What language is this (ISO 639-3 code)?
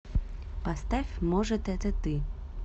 rus